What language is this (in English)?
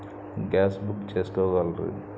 Telugu